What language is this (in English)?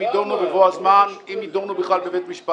Hebrew